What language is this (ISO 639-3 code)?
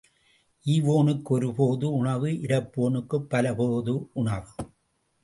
tam